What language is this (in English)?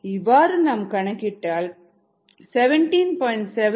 Tamil